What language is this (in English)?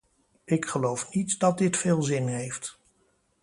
Dutch